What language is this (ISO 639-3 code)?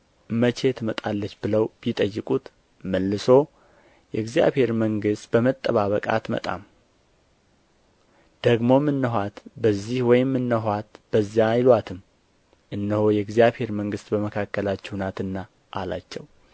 amh